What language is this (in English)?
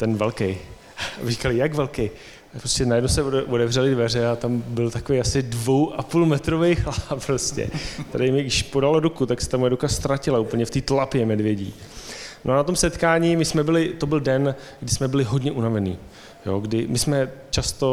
Czech